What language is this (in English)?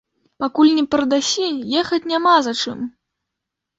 Belarusian